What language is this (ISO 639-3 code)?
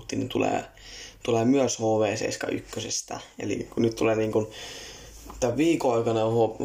fin